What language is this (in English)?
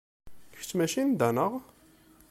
Kabyle